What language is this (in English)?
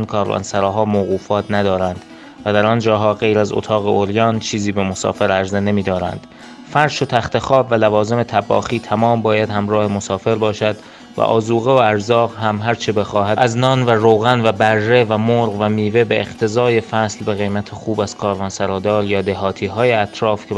Persian